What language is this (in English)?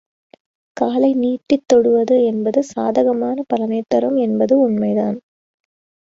Tamil